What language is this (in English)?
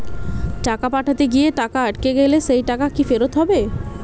Bangla